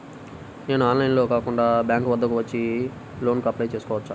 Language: Telugu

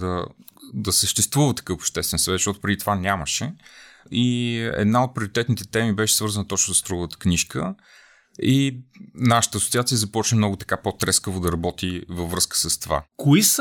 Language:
Bulgarian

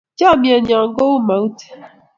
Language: Kalenjin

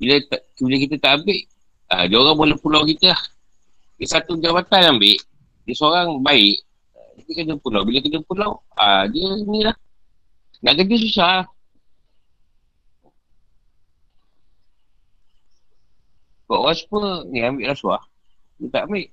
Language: Malay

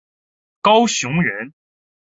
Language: Chinese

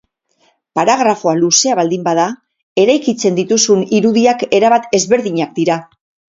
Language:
Basque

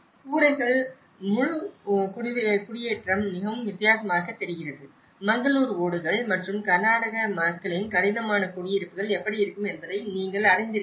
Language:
Tamil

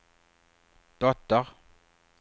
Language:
Swedish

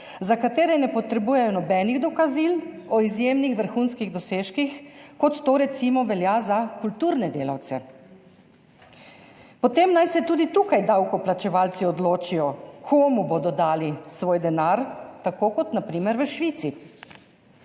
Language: Slovenian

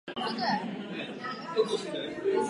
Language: Czech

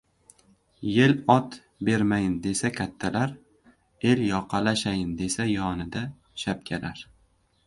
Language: Uzbek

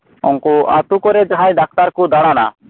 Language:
Santali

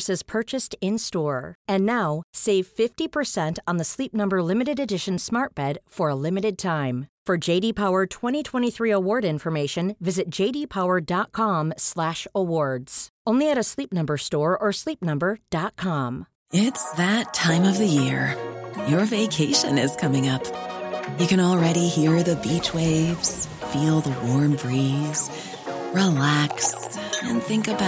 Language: Swedish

